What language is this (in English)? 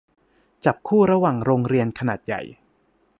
Thai